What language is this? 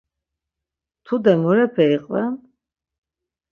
Laz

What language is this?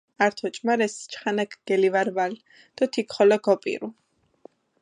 Mingrelian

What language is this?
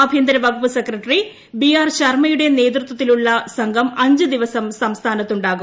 Malayalam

